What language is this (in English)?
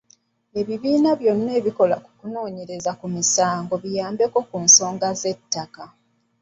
Ganda